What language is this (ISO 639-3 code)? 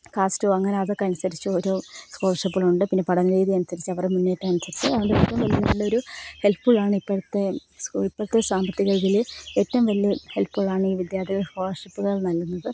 mal